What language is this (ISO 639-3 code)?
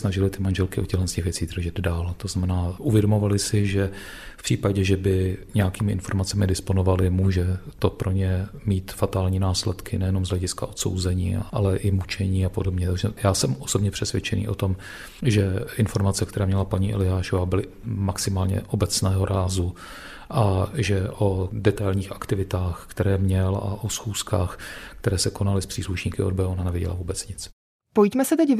ces